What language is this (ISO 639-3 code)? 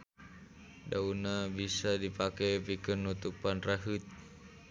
sun